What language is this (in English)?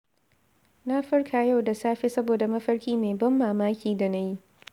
Hausa